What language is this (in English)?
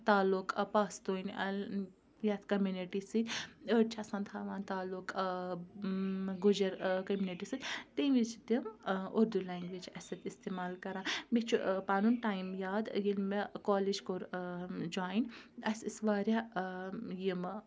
Kashmiri